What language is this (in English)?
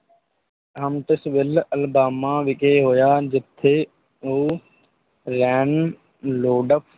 Punjabi